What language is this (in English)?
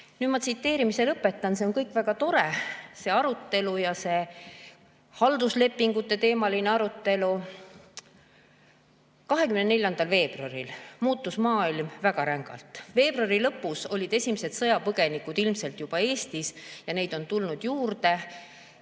Estonian